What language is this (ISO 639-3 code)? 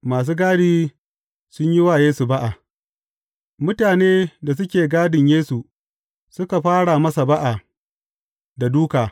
hau